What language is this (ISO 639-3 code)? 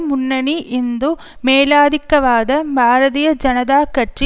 tam